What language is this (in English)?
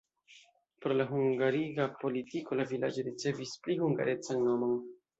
Esperanto